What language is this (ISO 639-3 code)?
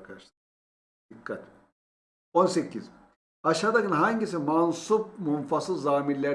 tur